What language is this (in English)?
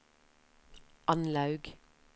Norwegian